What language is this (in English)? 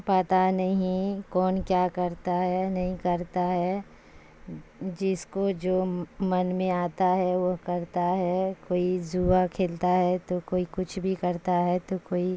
Urdu